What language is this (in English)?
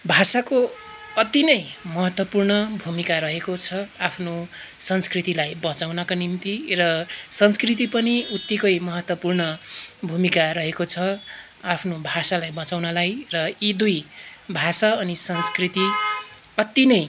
Nepali